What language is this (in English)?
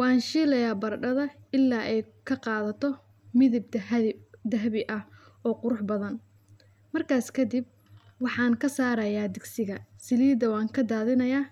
Somali